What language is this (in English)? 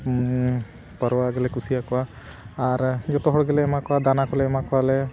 Santali